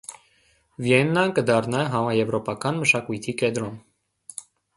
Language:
Armenian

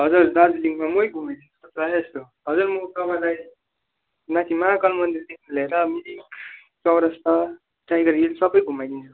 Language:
Nepali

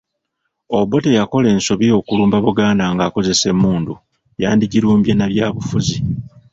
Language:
Ganda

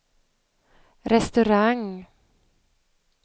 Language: Swedish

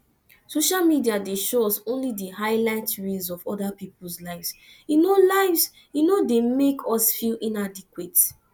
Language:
Nigerian Pidgin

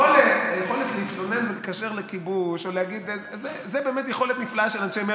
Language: Hebrew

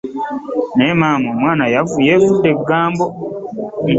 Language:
Ganda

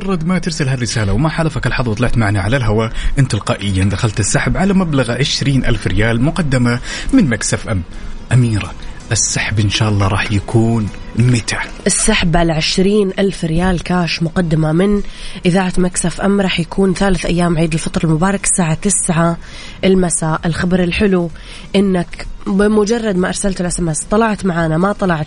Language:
Arabic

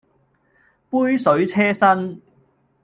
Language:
Cantonese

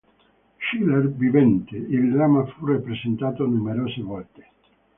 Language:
Italian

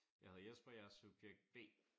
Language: Danish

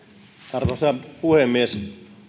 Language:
Finnish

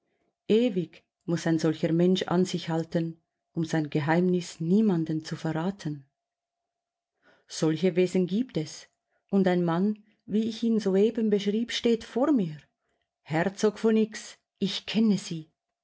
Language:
German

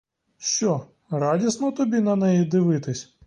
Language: Ukrainian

